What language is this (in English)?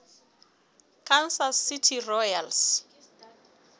Southern Sotho